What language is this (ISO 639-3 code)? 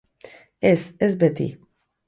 eus